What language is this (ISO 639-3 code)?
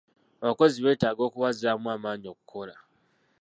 lug